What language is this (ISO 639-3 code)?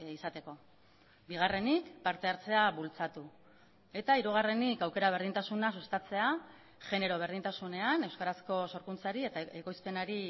eus